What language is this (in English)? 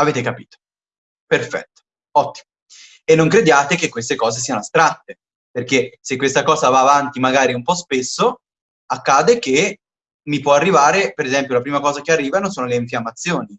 Italian